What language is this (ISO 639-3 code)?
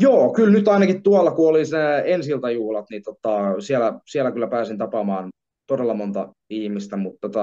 fin